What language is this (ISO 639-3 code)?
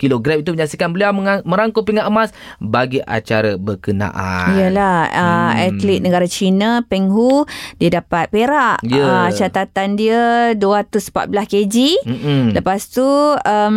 msa